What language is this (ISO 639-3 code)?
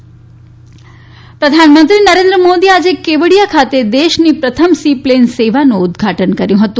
guj